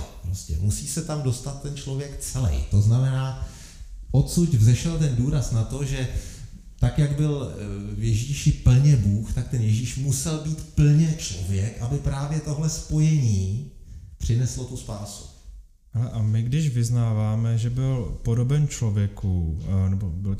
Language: Czech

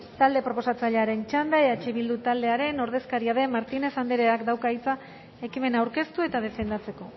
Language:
Basque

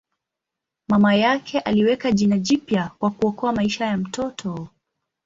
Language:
Swahili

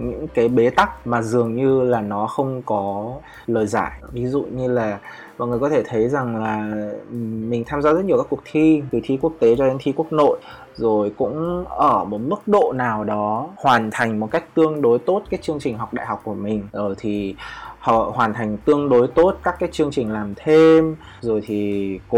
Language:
Vietnamese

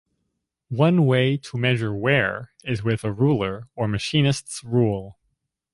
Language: English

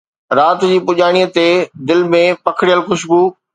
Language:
Sindhi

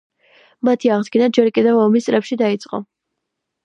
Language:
Georgian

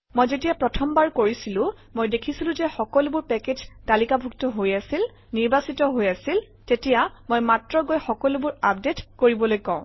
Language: Assamese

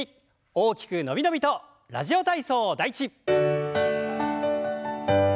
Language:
Japanese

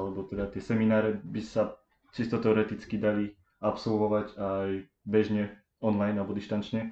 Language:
Slovak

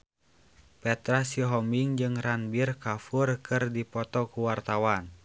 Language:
Sundanese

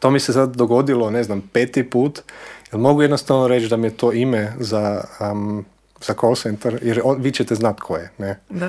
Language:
Croatian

